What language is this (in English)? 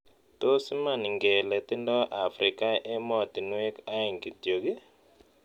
Kalenjin